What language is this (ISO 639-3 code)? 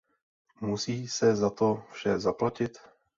ces